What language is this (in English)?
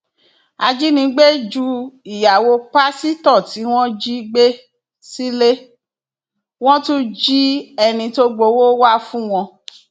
Yoruba